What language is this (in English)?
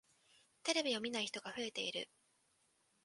Japanese